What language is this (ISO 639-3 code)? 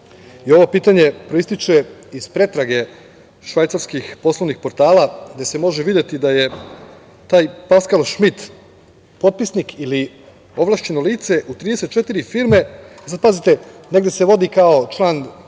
srp